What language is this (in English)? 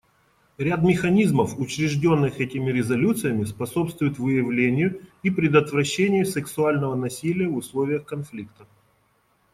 Russian